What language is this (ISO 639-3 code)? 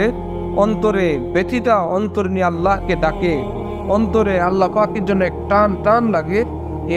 ara